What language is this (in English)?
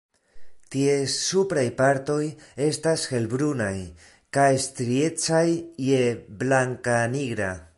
Esperanto